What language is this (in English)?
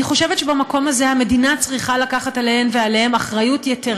Hebrew